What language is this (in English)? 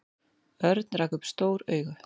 Icelandic